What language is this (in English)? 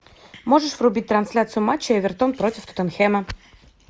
Russian